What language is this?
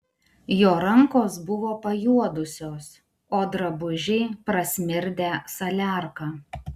Lithuanian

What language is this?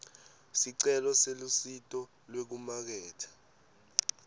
Swati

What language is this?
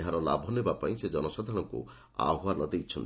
Odia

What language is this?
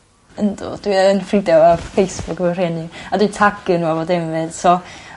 Welsh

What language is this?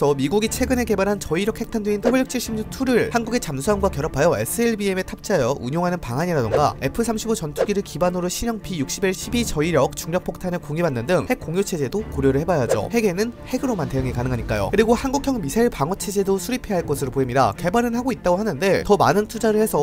Korean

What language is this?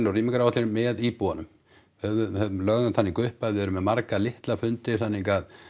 Icelandic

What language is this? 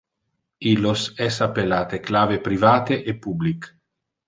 Interlingua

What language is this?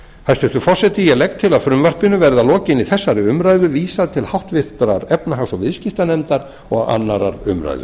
Icelandic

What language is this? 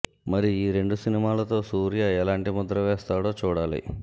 Telugu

